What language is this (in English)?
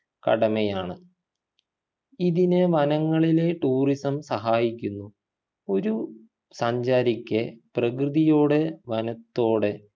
Malayalam